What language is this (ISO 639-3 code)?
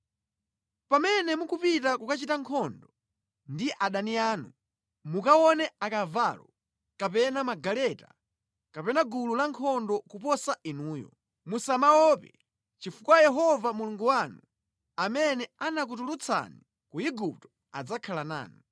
nya